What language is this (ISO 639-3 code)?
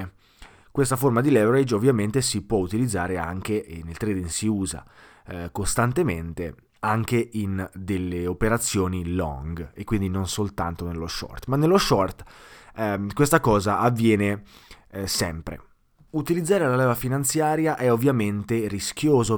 ita